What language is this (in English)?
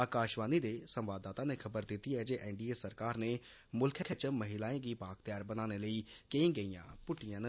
Dogri